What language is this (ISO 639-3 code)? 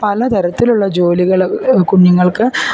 mal